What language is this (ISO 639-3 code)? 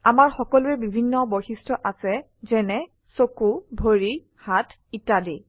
asm